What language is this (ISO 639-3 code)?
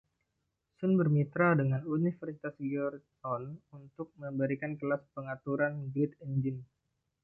ind